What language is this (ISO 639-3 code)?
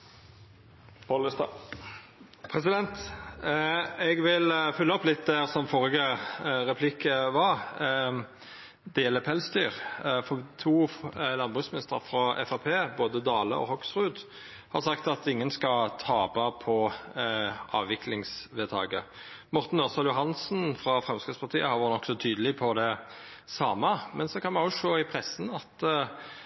nno